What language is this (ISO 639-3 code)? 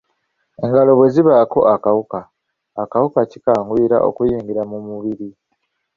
lug